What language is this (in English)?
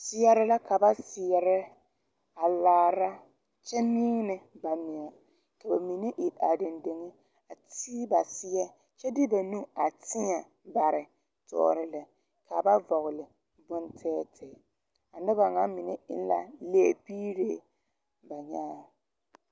Southern Dagaare